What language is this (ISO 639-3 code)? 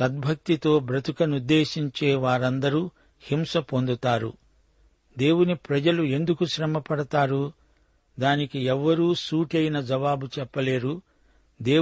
tel